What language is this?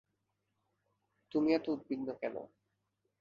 Bangla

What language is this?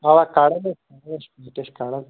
Kashmiri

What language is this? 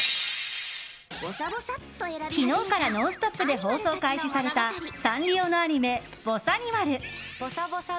Japanese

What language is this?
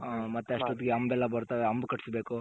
Kannada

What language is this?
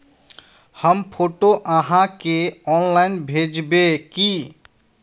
Magahi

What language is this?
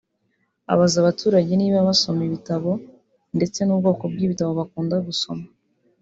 Kinyarwanda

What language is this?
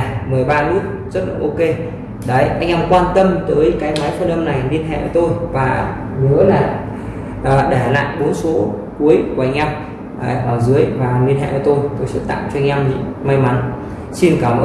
Vietnamese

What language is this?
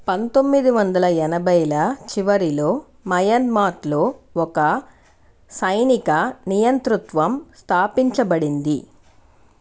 Telugu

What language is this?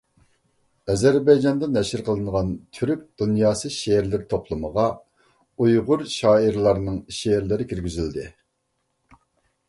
Uyghur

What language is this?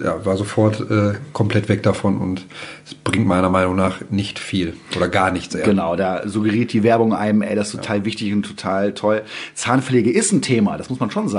German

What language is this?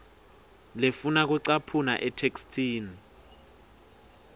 Swati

